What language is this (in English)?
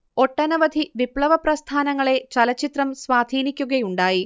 Malayalam